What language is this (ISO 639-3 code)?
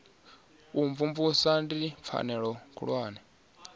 ven